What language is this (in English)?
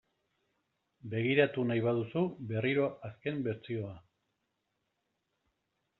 Basque